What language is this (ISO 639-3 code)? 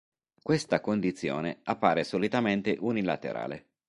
ita